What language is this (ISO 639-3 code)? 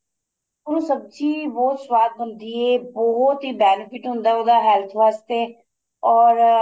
pan